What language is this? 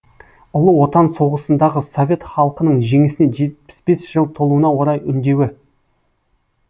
Kazakh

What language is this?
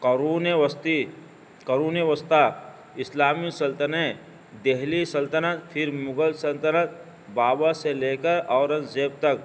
Urdu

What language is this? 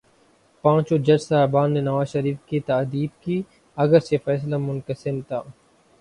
Urdu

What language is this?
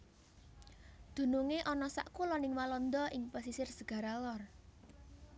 Javanese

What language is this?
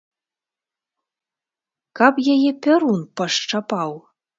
Belarusian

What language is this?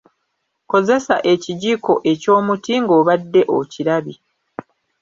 Ganda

